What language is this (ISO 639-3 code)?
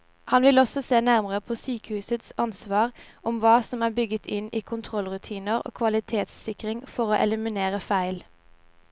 nor